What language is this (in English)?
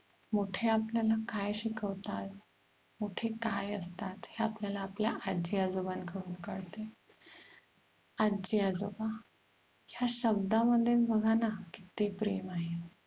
Marathi